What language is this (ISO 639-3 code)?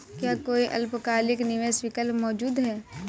hin